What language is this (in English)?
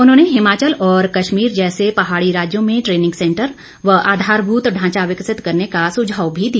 Hindi